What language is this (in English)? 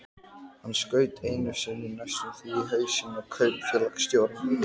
Icelandic